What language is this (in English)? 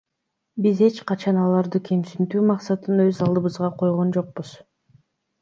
Kyrgyz